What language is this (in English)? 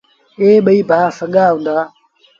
Sindhi Bhil